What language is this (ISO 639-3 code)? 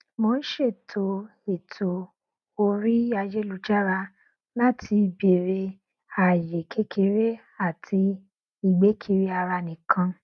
yor